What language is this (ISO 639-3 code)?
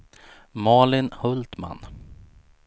swe